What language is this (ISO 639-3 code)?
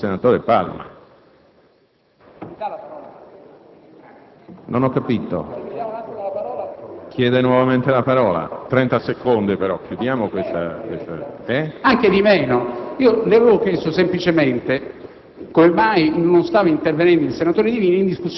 ita